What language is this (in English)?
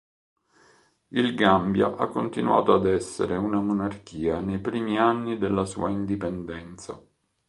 Italian